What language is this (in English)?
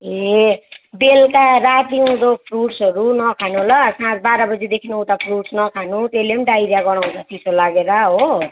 Nepali